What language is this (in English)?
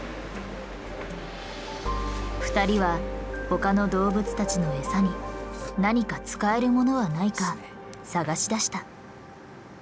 Japanese